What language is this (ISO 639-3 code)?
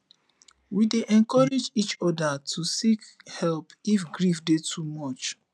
pcm